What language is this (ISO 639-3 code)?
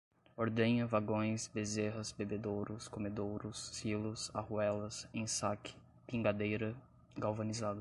por